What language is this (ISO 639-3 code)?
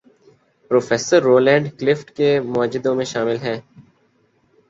urd